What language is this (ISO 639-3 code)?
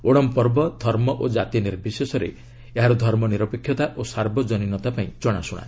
ori